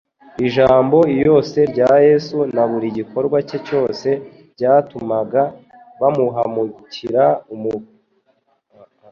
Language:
Kinyarwanda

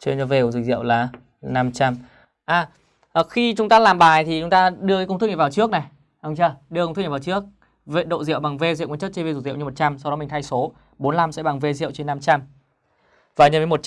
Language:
Vietnamese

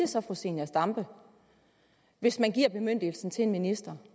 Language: Danish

